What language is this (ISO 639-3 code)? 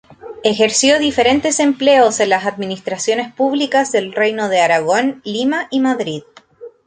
spa